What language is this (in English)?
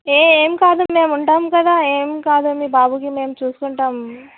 Telugu